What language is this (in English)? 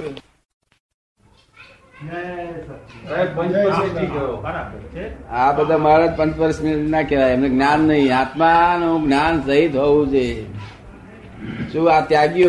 Gujarati